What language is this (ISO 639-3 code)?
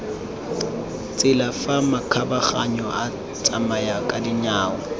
tsn